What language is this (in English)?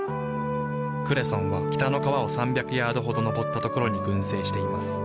Japanese